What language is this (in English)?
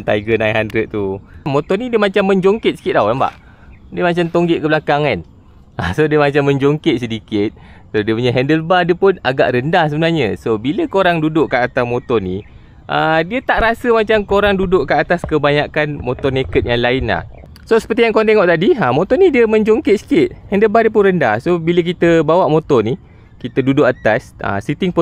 Malay